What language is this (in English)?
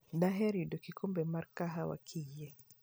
Luo (Kenya and Tanzania)